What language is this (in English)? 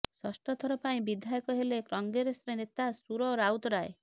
Odia